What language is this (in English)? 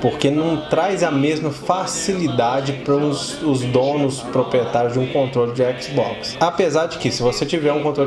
Portuguese